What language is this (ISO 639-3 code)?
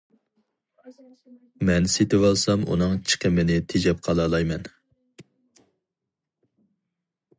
uig